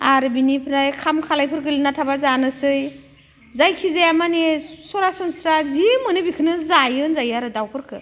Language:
Bodo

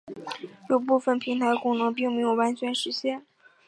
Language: Chinese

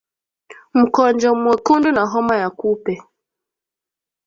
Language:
Swahili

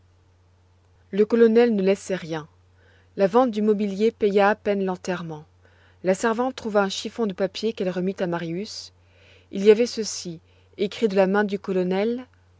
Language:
French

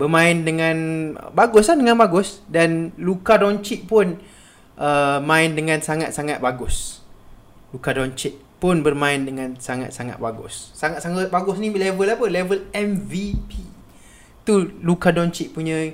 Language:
Malay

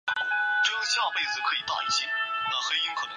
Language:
Chinese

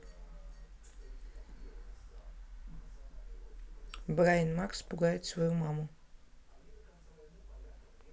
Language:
Russian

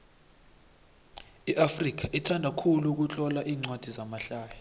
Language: South Ndebele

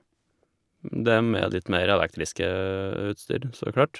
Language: Norwegian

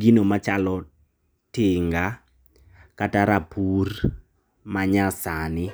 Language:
Luo (Kenya and Tanzania)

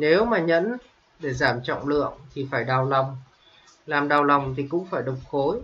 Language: Vietnamese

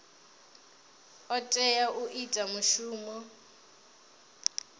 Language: Venda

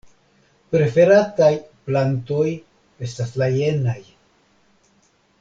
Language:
Esperanto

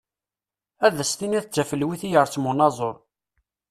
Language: Kabyle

